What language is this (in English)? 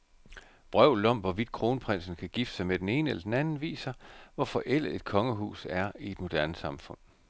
Danish